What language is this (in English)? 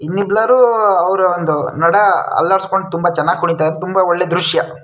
Kannada